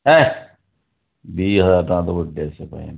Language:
Odia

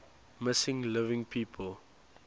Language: English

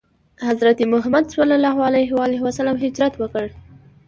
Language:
Pashto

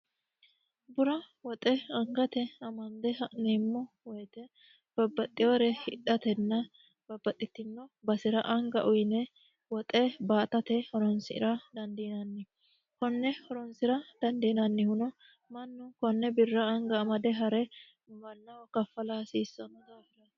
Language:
Sidamo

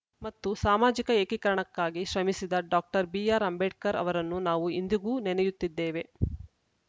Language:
Kannada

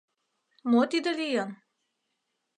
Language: Mari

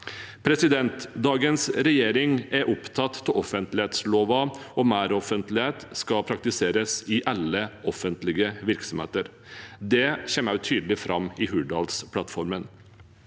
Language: Norwegian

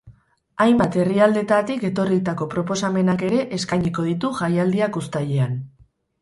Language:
Basque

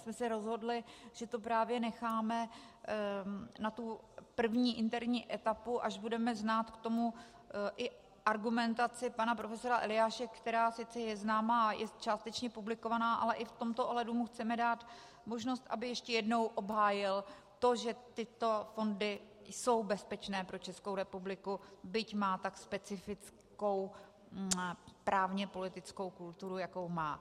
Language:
Czech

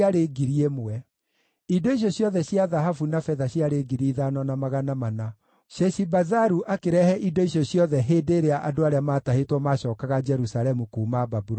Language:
Kikuyu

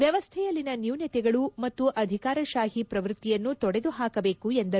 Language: Kannada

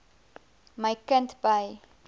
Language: Afrikaans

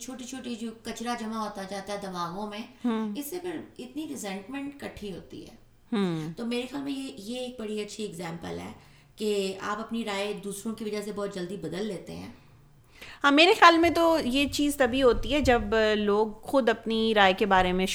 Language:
Urdu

